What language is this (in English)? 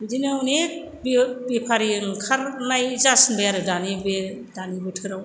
Bodo